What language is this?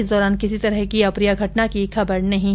Hindi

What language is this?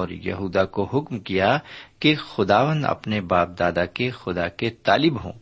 Urdu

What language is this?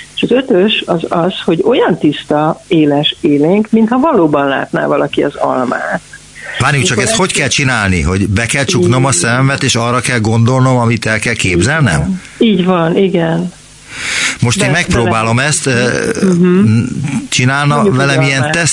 Hungarian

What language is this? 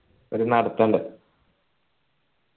Malayalam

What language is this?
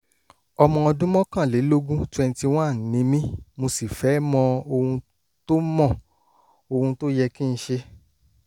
Yoruba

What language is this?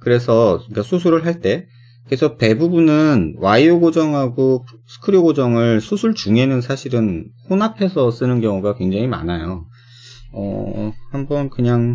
Korean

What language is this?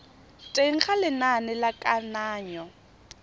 Tswana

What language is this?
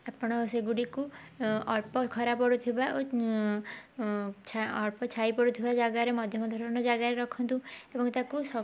Odia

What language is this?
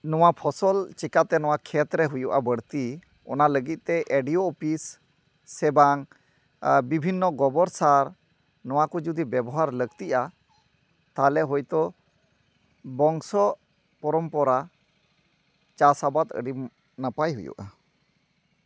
Santali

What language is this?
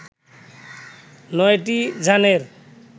Bangla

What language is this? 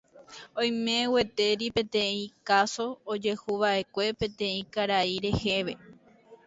Guarani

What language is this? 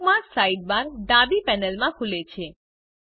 Gujarati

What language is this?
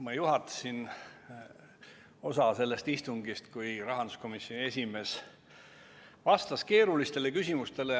Estonian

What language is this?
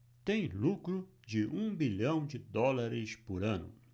Portuguese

